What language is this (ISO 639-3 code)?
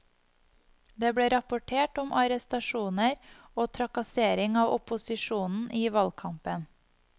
nor